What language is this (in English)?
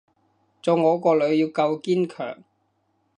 Cantonese